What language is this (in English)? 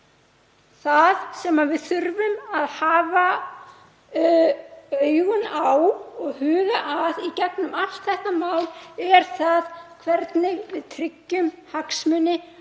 Icelandic